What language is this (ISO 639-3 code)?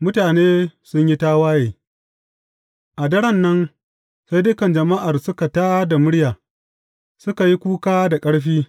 hau